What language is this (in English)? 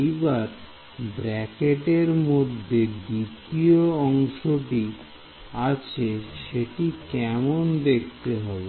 Bangla